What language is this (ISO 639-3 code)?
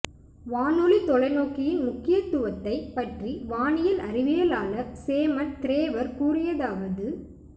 tam